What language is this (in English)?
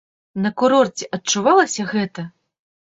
Belarusian